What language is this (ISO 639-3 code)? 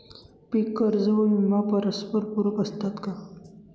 mar